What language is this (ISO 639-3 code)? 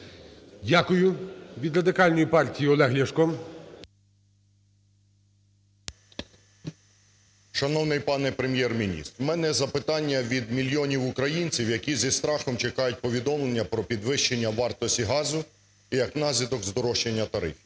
ukr